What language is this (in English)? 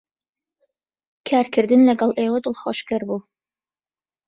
Central Kurdish